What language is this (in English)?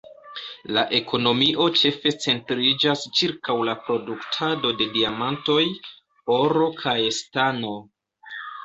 Esperanto